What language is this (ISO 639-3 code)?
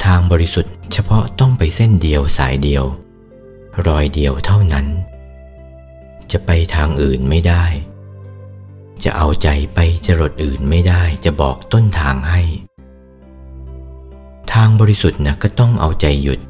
tha